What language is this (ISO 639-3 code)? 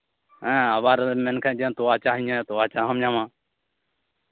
sat